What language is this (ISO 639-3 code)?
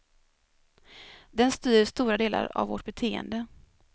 swe